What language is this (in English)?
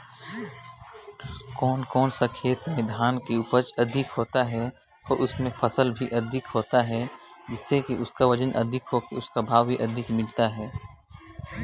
Chhattisgarhi